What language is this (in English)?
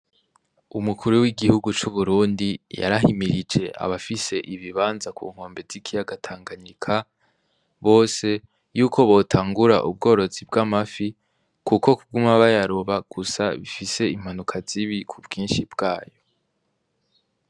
Rundi